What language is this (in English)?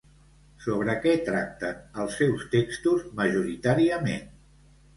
Catalan